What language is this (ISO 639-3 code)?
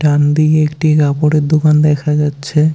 ben